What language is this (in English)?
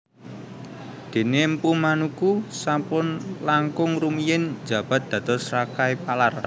Javanese